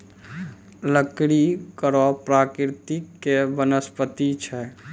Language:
Maithili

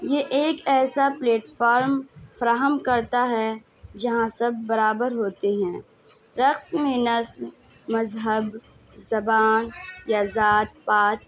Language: Urdu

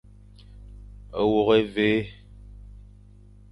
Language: Fang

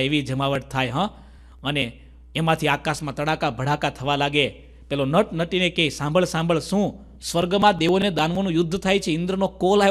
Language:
Hindi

